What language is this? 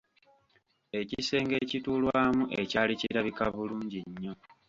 Ganda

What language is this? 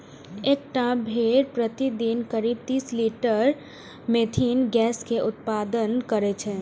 Maithili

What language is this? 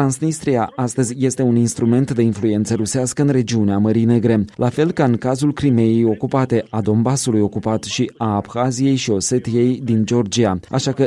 Romanian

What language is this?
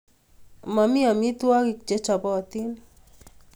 Kalenjin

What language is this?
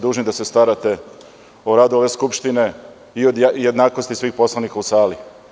Serbian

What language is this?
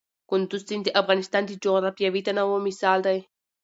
Pashto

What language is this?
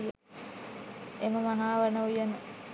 Sinhala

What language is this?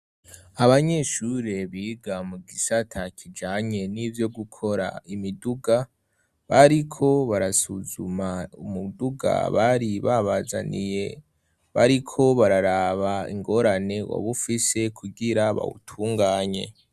Rundi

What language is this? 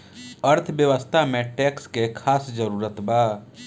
Bhojpuri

